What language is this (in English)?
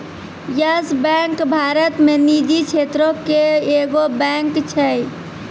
Maithili